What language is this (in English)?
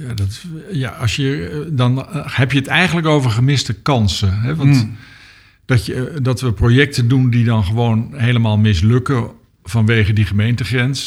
Dutch